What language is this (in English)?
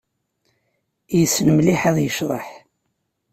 Kabyle